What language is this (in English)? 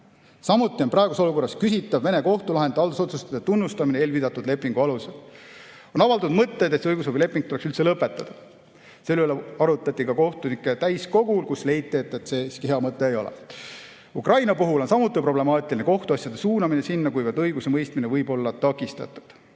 Estonian